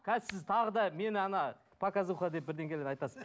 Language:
Kazakh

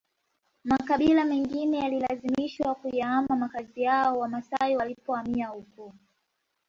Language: Swahili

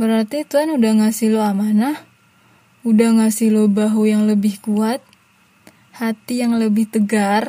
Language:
Indonesian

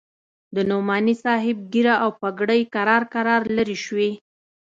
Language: Pashto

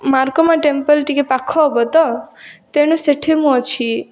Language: Odia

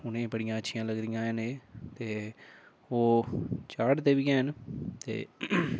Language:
Dogri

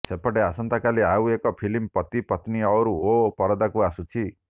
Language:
Odia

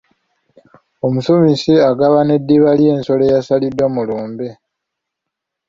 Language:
Ganda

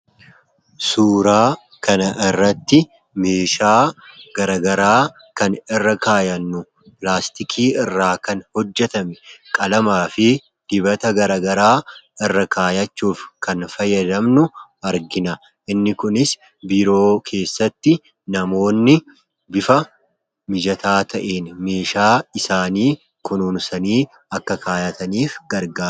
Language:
Oromo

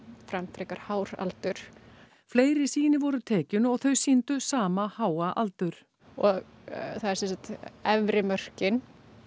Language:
Icelandic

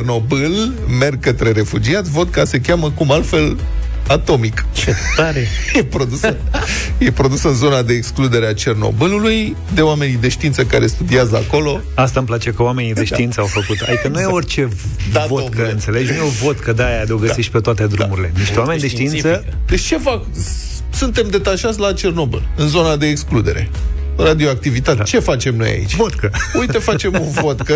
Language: Romanian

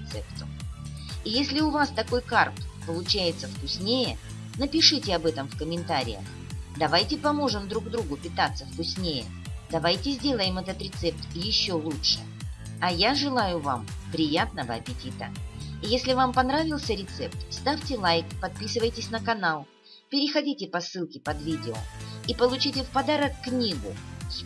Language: Russian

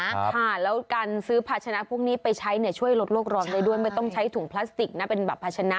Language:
Thai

